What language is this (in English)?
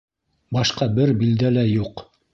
Bashkir